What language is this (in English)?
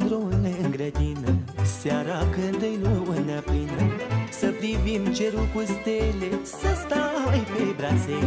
Romanian